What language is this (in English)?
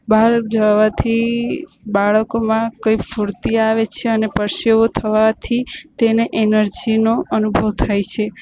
Gujarati